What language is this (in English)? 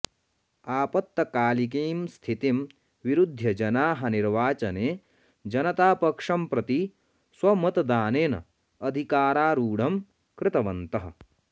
Sanskrit